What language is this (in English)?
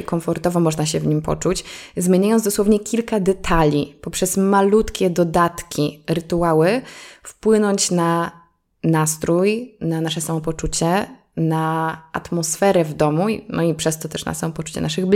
Polish